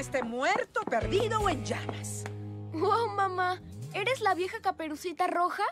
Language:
Spanish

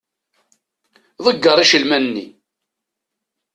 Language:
Kabyle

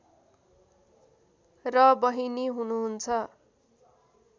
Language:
Nepali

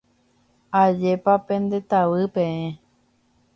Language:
Guarani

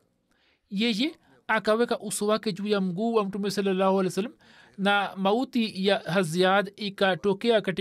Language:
Swahili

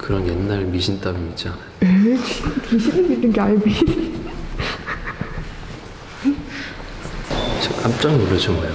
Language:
Korean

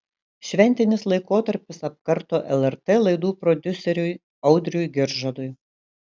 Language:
Lithuanian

